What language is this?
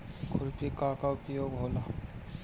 Bhojpuri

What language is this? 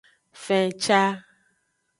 Aja (Benin)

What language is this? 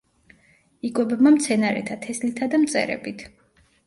Georgian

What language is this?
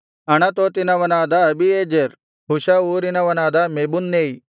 Kannada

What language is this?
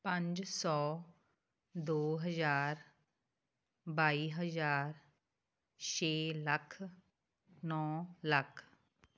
Punjabi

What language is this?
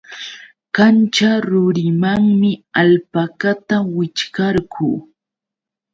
Yauyos Quechua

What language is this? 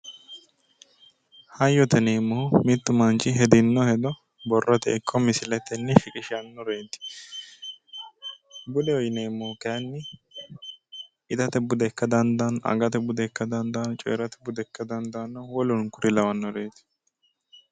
Sidamo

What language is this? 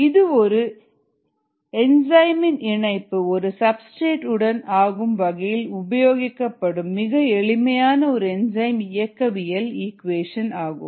Tamil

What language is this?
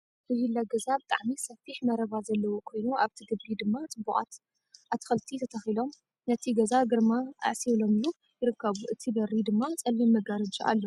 Tigrinya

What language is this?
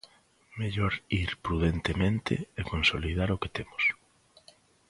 Galician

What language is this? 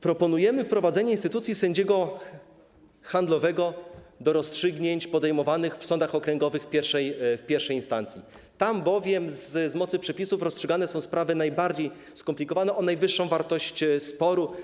Polish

